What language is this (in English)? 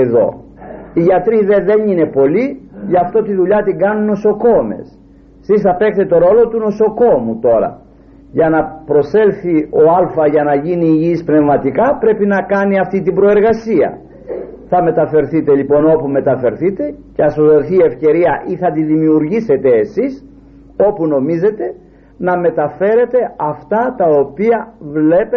Greek